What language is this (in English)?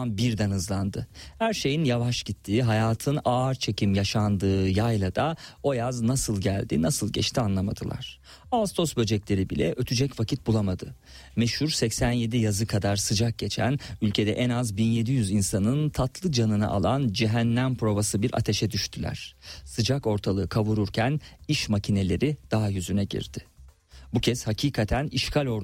Turkish